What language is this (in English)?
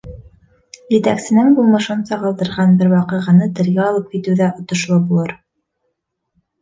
Bashkir